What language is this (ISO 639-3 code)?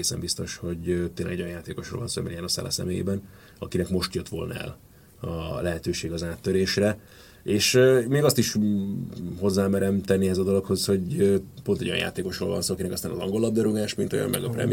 hun